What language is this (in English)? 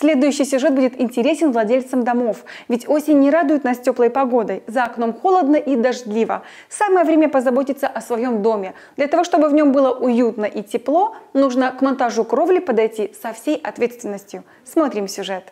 Russian